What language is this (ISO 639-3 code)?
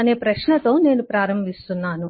tel